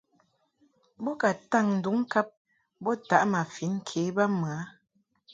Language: Mungaka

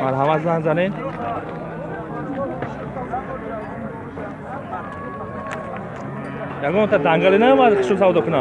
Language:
Turkish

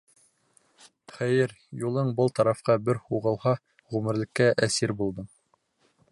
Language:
Bashkir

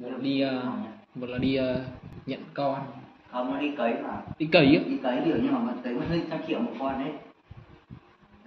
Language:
Vietnamese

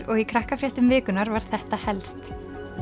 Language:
Icelandic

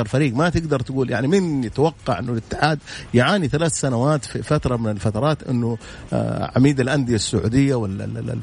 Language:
Arabic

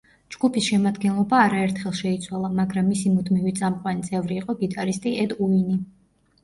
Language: Georgian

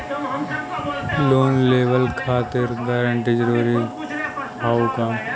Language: Bhojpuri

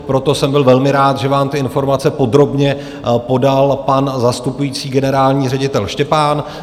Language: Czech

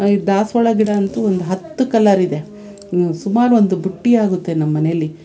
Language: Kannada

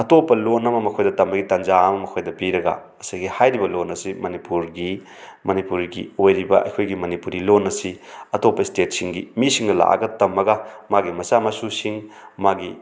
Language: Manipuri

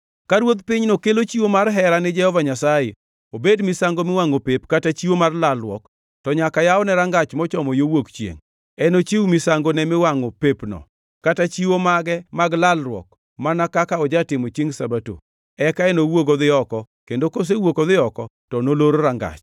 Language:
Luo (Kenya and Tanzania)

